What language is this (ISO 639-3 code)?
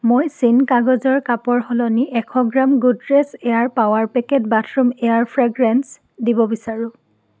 asm